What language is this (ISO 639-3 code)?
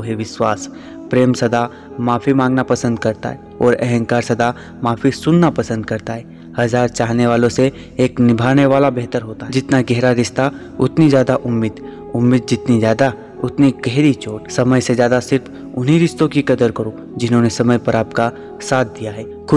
hin